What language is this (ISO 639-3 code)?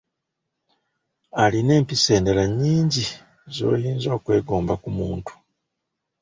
lug